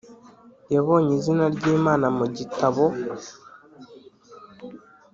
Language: Kinyarwanda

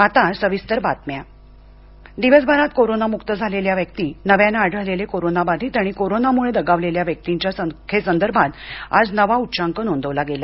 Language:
Marathi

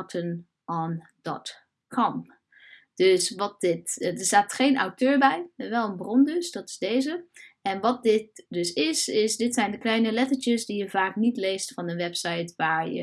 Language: Dutch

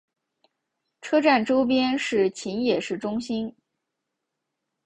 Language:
Chinese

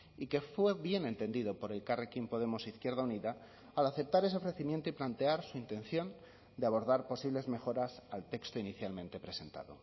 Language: Spanish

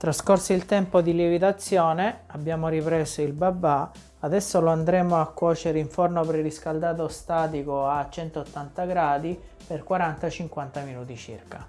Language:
Italian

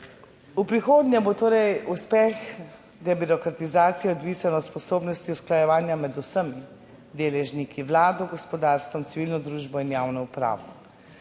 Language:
Slovenian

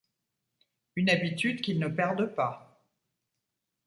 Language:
French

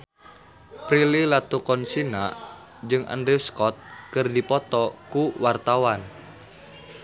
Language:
Sundanese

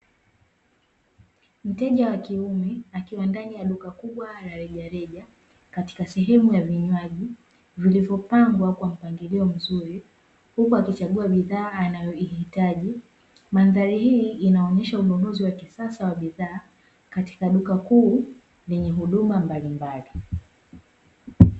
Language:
Swahili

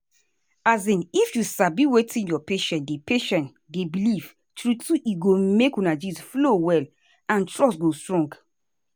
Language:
Nigerian Pidgin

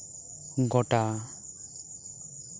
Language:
Santali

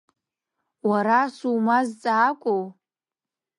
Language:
Abkhazian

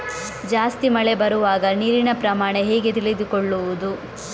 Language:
Kannada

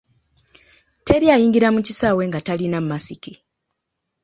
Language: Ganda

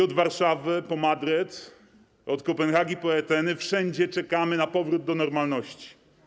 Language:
Polish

